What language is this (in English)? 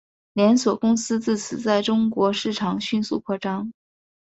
Chinese